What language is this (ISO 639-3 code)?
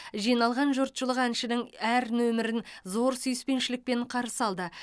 kaz